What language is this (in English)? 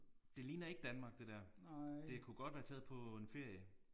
Danish